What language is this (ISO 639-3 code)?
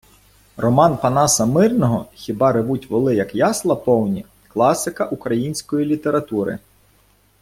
ukr